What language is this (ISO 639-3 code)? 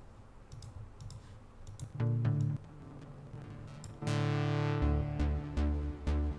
fra